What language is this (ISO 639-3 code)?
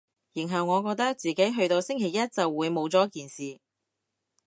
yue